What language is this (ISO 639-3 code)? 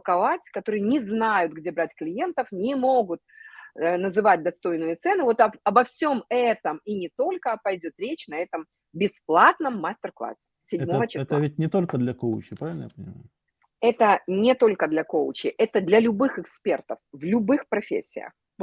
rus